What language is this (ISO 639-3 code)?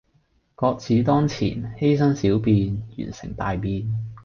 yue